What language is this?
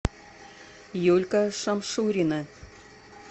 Russian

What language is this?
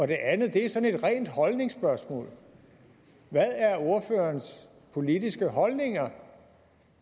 Danish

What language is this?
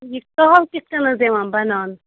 Kashmiri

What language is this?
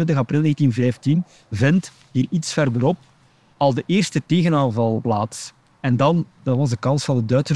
Dutch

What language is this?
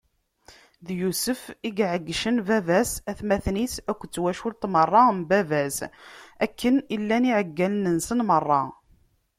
Kabyle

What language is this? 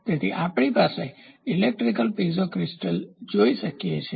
Gujarati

